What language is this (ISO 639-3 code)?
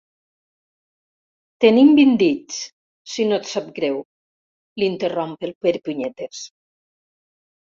cat